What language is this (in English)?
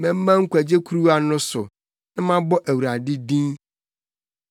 Akan